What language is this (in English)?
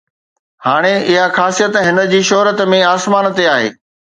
Sindhi